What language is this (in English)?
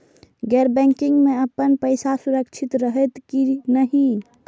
Maithili